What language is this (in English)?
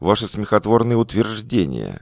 Russian